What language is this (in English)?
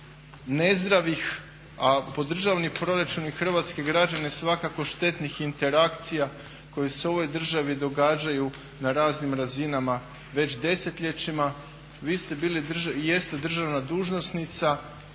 Croatian